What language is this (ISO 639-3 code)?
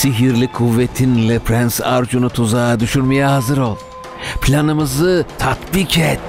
tur